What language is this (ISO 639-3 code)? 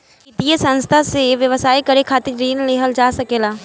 bho